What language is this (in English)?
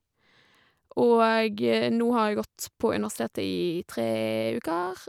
Norwegian